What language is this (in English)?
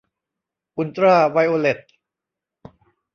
Thai